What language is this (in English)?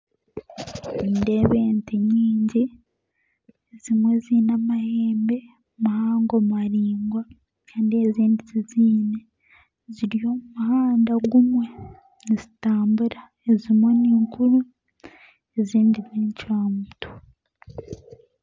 Nyankole